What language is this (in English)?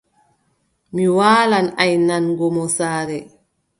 Adamawa Fulfulde